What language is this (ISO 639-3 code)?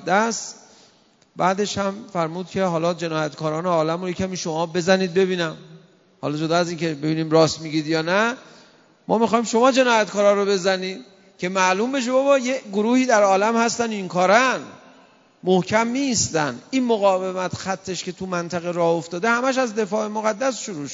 fas